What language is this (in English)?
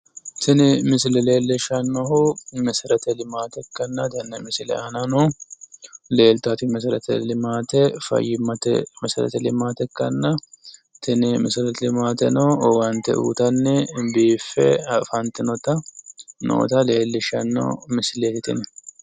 Sidamo